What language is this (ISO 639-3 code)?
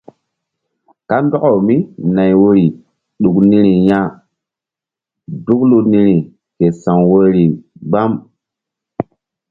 mdd